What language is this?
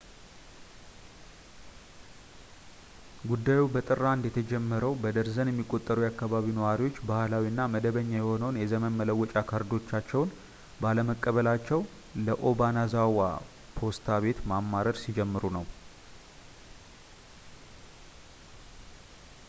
Amharic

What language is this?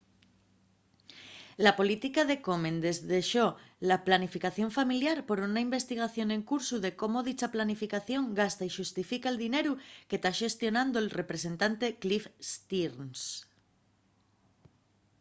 Asturian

